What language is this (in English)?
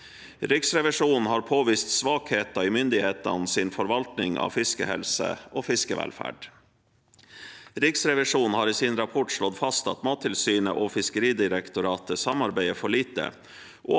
Norwegian